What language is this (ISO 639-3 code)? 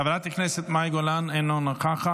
heb